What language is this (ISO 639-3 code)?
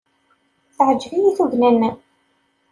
kab